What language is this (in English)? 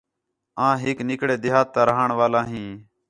Khetrani